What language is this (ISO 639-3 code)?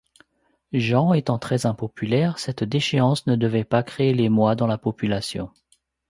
fra